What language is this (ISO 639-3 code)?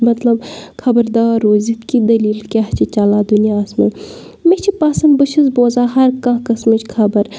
kas